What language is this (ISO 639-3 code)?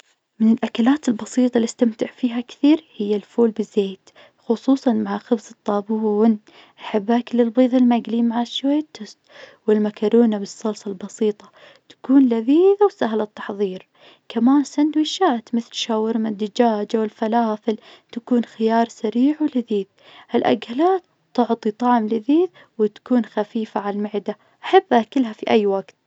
ars